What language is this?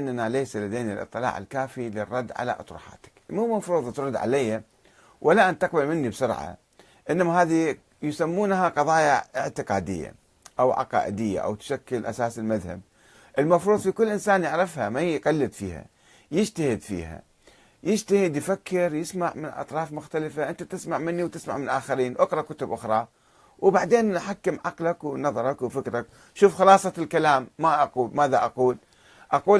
Arabic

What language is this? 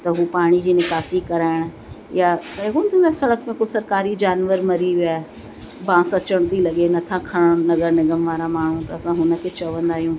Sindhi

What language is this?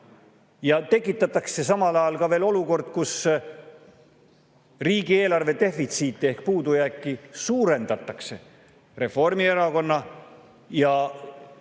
Estonian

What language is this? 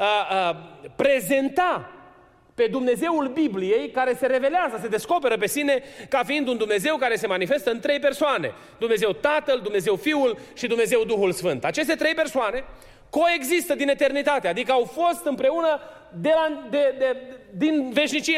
Romanian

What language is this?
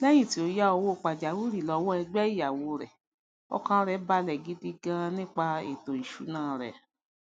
Yoruba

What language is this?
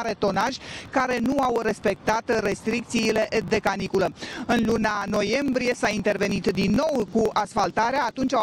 Romanian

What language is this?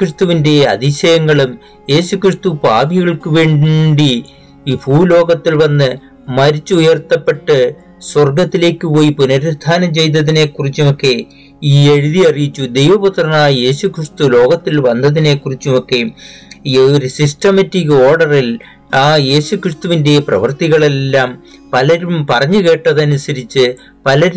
Malayalam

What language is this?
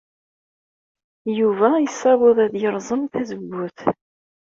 Kabyle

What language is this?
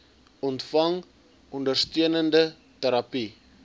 Afrikaans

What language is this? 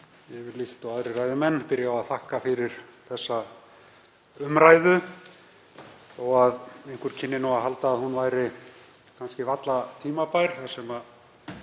Icelandic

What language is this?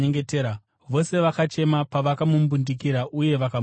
Shona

